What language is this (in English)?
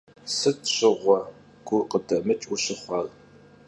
Kabardian